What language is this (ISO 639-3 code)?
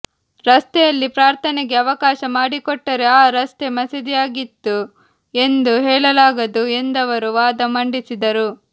kan